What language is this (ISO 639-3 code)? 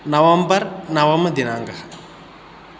san